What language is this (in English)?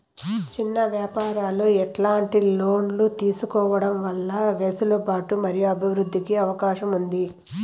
Telugu